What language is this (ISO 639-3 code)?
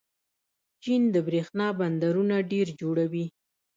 pus